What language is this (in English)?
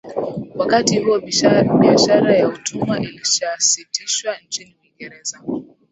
Swahili